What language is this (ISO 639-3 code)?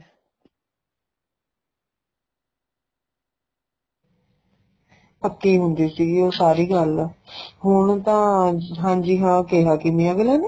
pan